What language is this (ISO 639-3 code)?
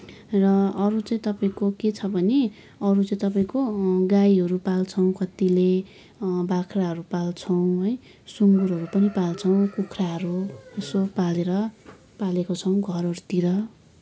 nep